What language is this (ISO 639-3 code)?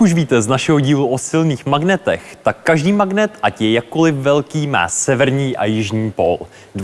ces